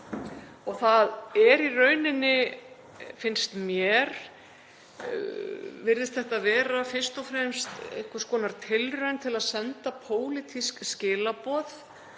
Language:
Icelandic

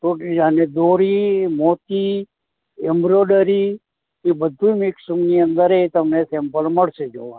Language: Gujarati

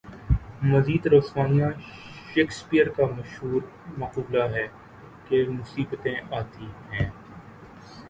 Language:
Urdu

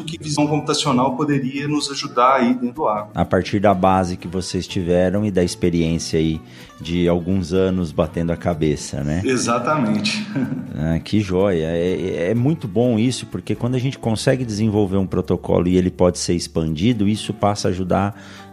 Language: Portuguese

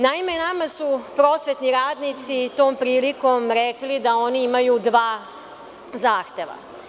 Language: Serbian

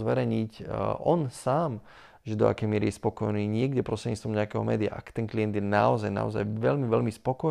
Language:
Slovak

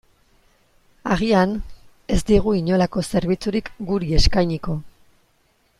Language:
Basque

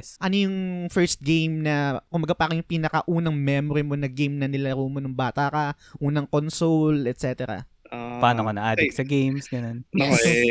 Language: Filipino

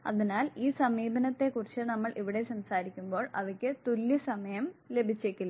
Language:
Malayalam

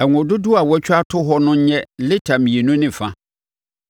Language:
Akan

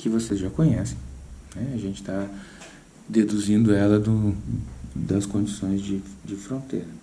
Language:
Portuguese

